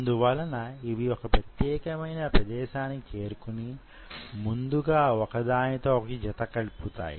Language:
Telugu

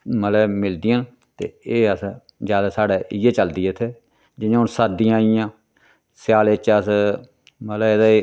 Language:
Dogri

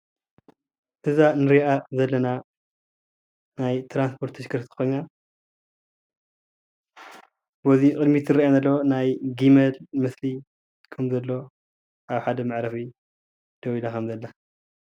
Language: Tigrinya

